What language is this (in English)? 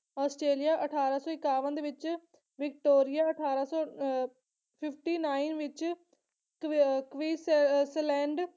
Punjabi